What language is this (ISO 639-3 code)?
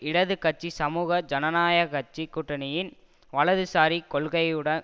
tam